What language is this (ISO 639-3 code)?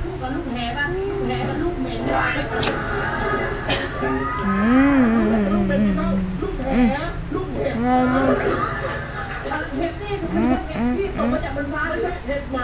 tha